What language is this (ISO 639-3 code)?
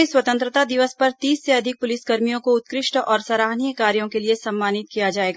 hin